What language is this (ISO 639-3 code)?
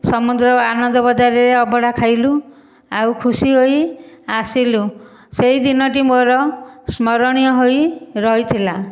ori